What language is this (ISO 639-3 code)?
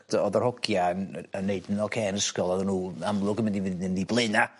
cym